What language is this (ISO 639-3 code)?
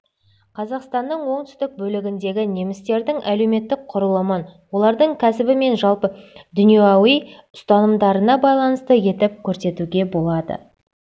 kaz